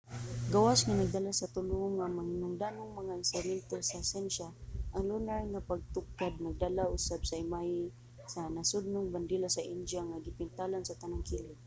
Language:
Cebuano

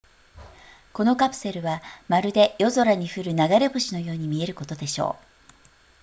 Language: Japanese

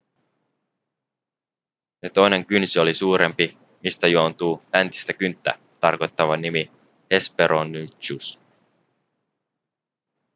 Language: Finnish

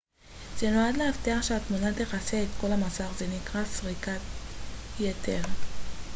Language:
Hebrew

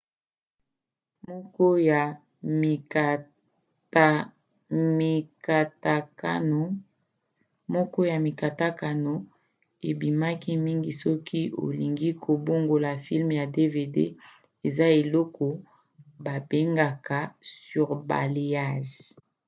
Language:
Lingala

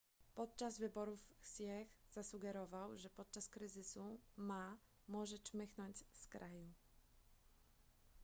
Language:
Polish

